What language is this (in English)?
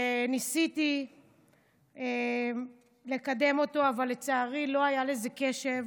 Hebrew